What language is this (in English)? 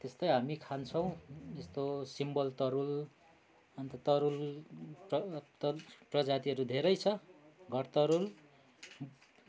Nepali